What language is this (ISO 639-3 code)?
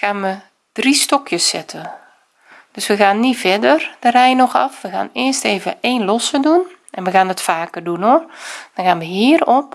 nld